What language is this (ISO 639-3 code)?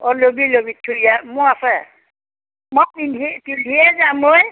asm